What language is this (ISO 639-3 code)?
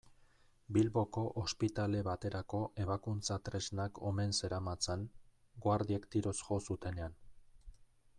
eus